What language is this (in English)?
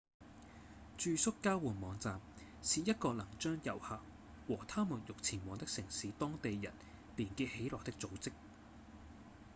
Cantonese